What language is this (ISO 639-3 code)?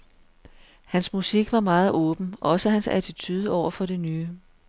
dan